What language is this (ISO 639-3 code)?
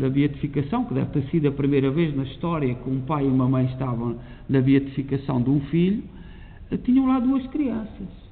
por